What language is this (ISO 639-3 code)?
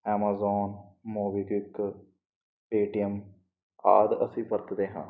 pan